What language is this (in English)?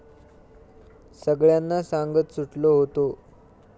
Marathi